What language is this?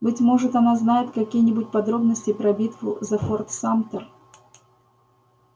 Russian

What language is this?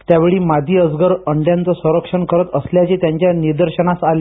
Marathi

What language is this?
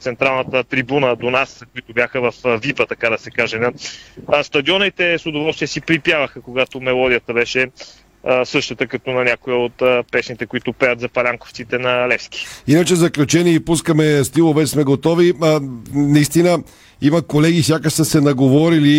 Bulgarian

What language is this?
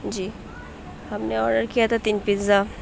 Urdu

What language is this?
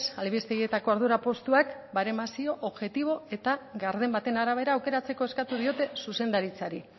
Basque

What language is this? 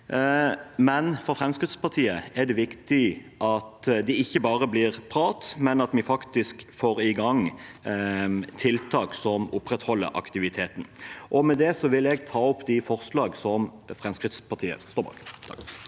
Norwegian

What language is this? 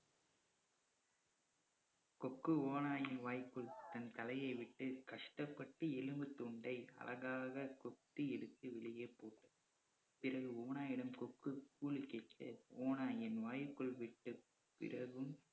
Tamil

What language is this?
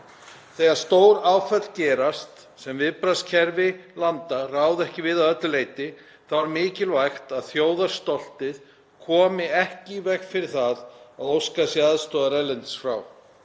Icelandic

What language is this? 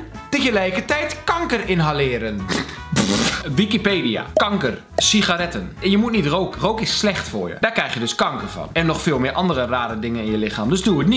Dutch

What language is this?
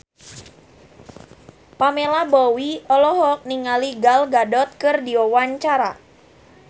Sundanese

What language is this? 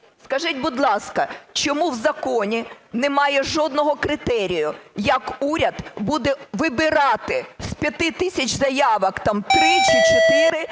Ukrainian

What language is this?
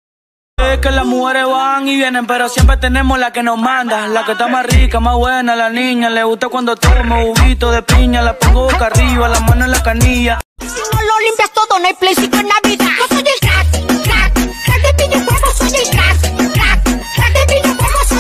Spanish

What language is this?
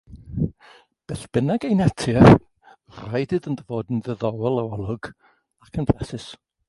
Welsh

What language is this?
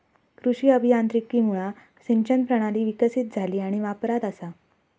Marathi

